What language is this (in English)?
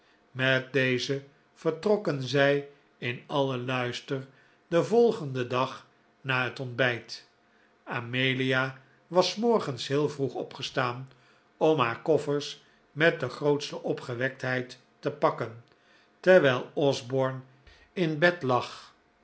Dutch